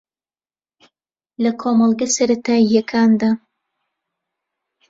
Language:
Central Kurdish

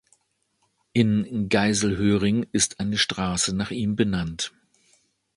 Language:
German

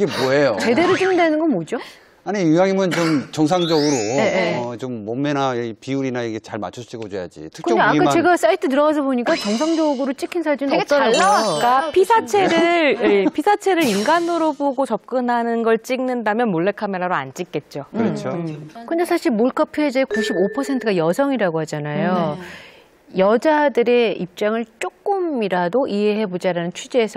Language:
Korean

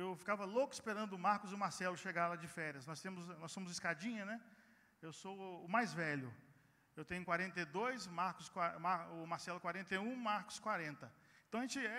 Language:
Portuguese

